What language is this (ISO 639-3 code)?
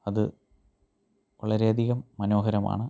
mal